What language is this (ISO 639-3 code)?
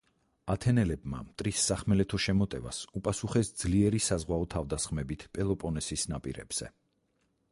kat